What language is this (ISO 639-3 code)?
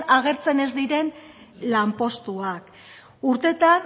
eus